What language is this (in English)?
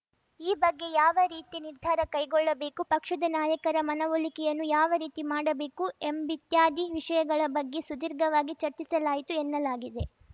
Kannada